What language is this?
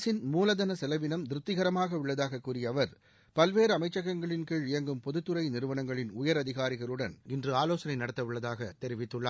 Tamil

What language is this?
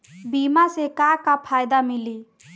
Bhojpuri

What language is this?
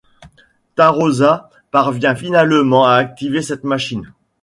French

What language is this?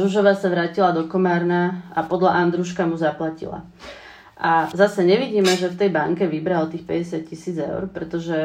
Czech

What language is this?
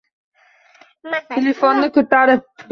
Uzbek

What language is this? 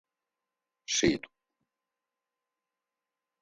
Adyghe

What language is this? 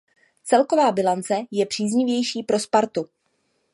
Czech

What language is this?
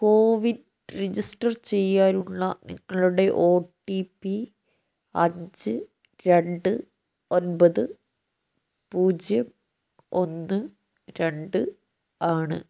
Malayalam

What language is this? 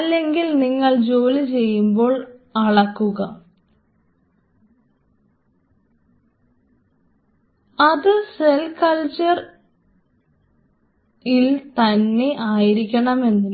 Malayalam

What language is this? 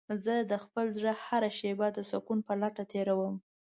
Pashto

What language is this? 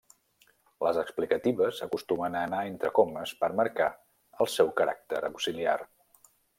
Catalan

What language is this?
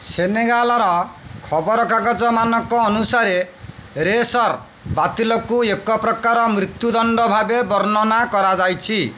Odia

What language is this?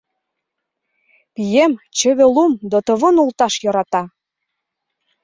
Mari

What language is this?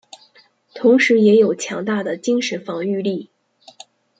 Chinese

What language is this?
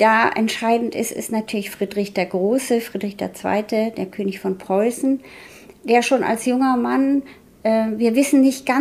German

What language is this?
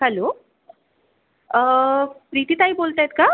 Marathi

